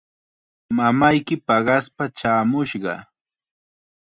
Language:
Chiquián Ancash Quechua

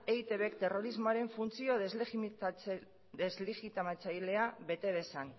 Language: Basque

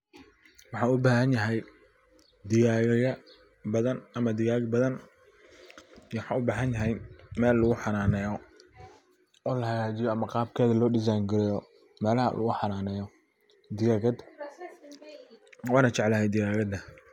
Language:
Somali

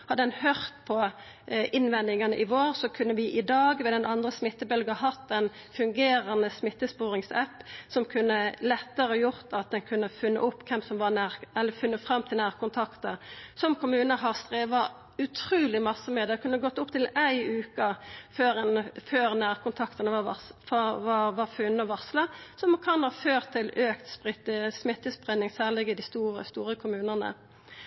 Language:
Norwegian Nynorsk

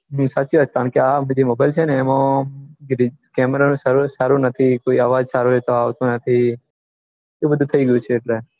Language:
Gujarati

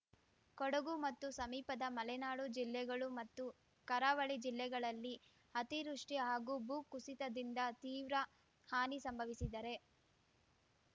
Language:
Kannada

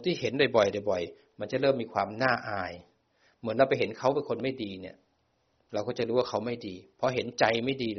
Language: Thai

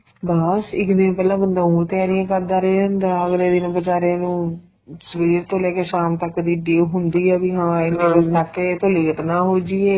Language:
Punjabi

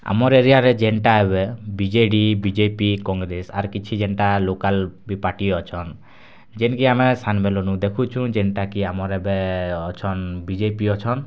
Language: Odia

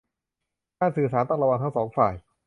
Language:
Thai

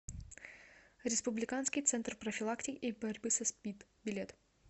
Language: Russian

